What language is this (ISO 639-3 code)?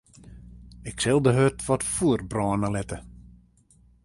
fry